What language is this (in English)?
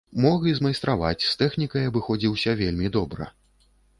Belarusian